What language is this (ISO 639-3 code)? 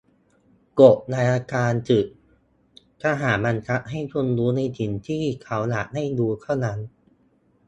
tha